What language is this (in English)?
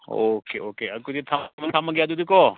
Manipuri